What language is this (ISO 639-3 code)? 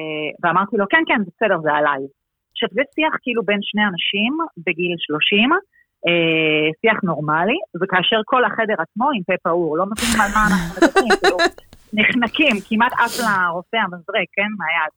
heb